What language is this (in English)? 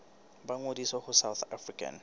Southern Sotho